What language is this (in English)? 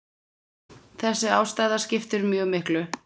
Icelandic